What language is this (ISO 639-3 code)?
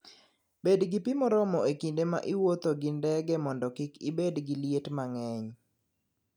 luo